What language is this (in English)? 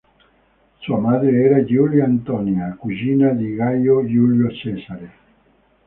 Italian